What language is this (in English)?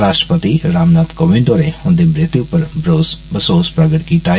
Dogri